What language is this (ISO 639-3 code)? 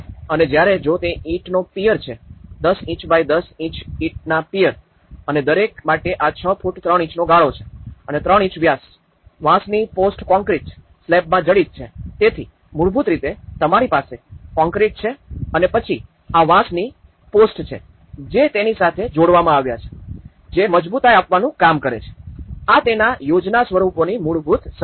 guj